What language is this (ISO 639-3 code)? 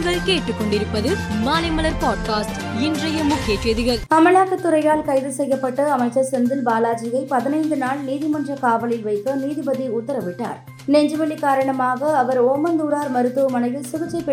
tam